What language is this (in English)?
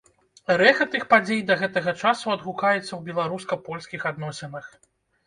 Belarusian